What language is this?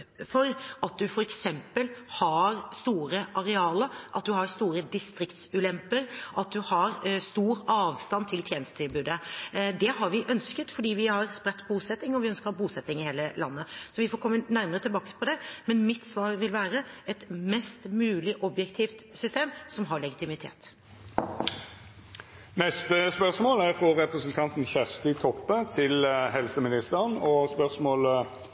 Norwegian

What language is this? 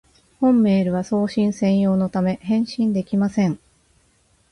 Japanese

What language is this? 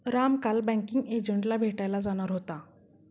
Marathi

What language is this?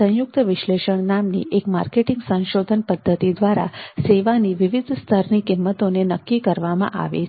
Gujarati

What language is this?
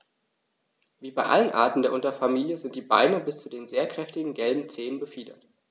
German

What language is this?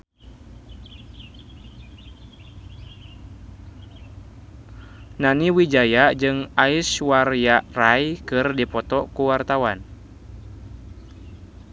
Sundanese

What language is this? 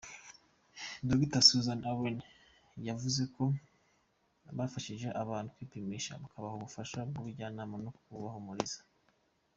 Kinyarwanda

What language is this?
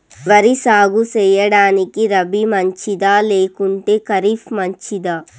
Telugu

